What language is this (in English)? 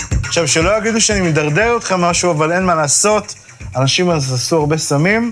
Hebrew